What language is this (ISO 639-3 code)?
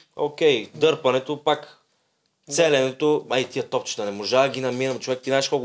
bul